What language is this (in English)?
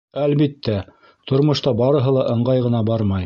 Bashkir